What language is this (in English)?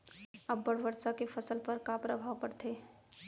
Chhattisgarhi